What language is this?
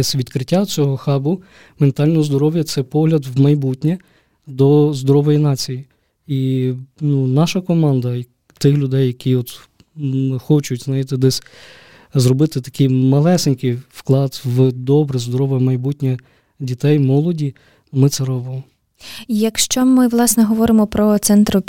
Ukrainian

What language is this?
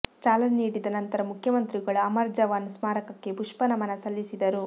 Kannada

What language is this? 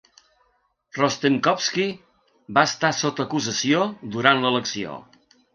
Catalan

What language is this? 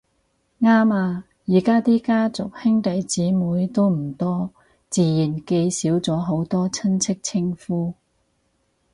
Cantonese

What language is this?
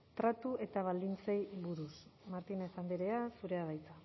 Basque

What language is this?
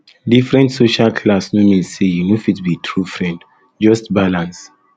Nigerian Pidgin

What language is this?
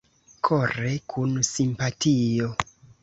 Esperanto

